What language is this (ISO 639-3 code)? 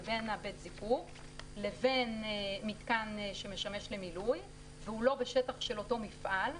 heb